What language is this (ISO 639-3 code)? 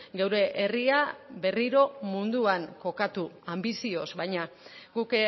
eus